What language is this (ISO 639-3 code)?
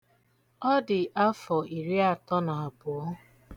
ibo